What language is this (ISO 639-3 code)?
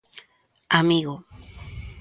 glg